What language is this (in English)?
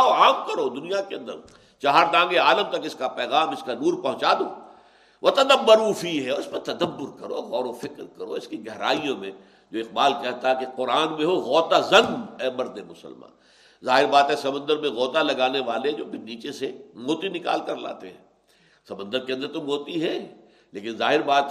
Urdu